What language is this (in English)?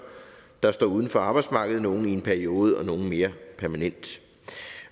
Danish